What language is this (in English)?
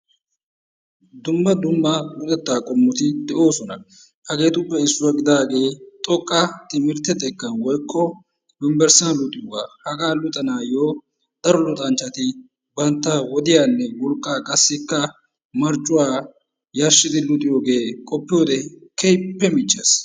Wolaytta